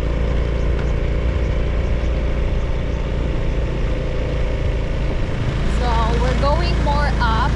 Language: Russian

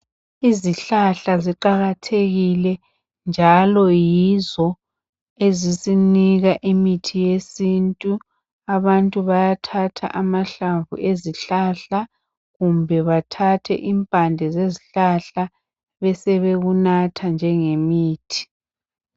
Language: North Ndebele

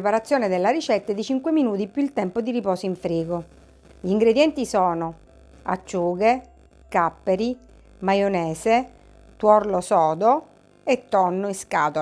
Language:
Italian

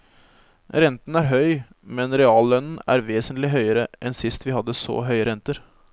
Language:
Norwegian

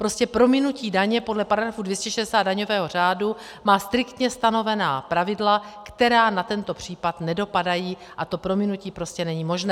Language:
Czech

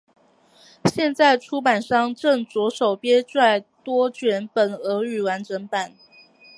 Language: Chinese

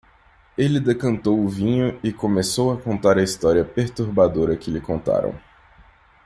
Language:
Portuguese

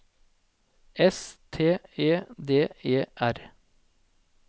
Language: Norwegian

